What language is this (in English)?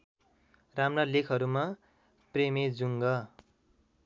Nepali